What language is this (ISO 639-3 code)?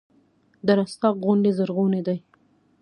pus